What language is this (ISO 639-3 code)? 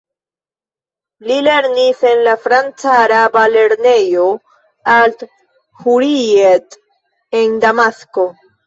epo